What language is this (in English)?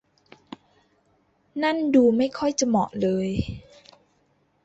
Thai